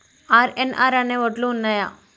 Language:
Telugu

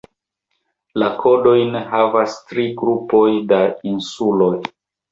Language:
Esperanto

